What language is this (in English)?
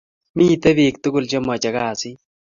Kalenjin